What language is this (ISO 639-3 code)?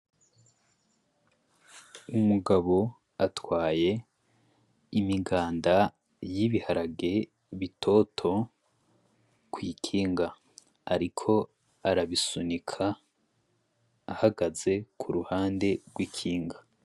run